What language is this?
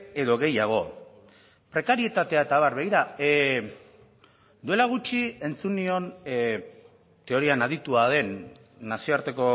Basque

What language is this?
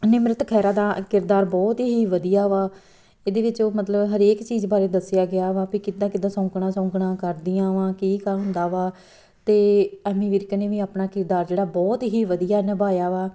Punjabi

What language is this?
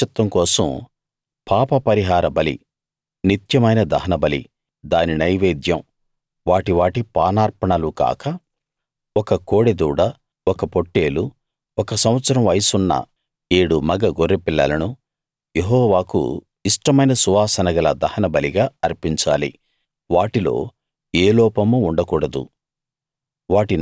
Telugu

